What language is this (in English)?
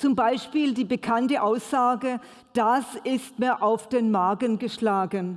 German